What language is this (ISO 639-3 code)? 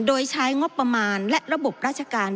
tha